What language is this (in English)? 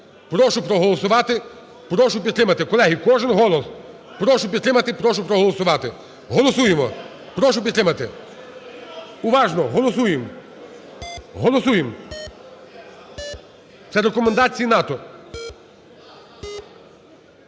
Ukrainian